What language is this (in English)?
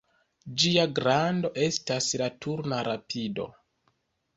Esperanto